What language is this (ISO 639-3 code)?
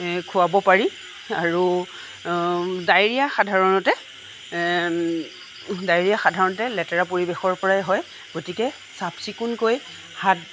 asm